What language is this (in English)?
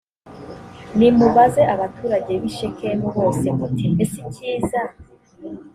Kinyarwanda